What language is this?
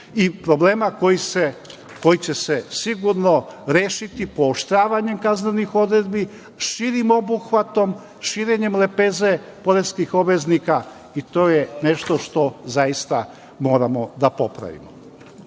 Serbian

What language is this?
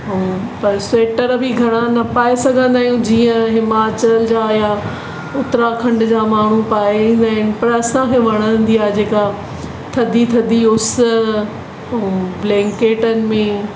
Sindhi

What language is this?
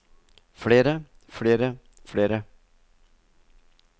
Norwegian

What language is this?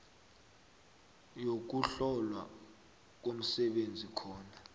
South Ndebele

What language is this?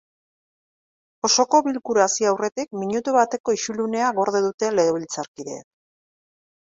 Basque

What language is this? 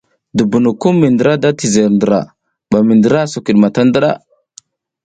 South Giziga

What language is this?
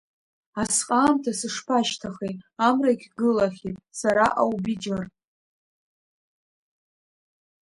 Abkhazian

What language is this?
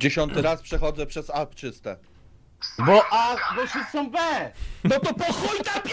Polish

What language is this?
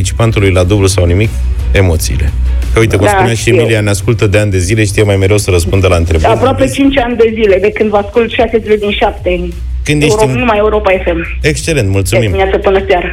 Romanian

